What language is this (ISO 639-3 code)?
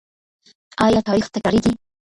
pus